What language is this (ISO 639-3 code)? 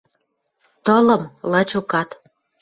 mrj